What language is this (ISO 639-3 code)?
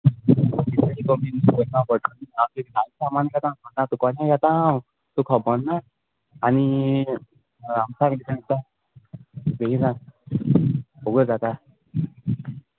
kok